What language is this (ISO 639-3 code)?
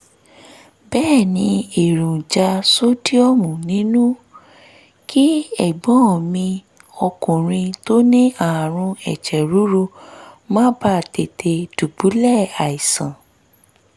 yor